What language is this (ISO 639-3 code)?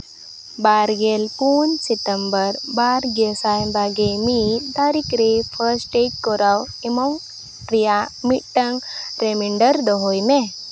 sat